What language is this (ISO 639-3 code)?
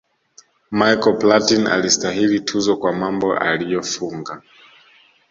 swa